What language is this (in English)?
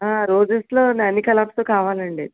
Telugu